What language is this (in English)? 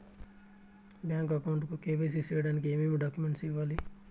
Telugu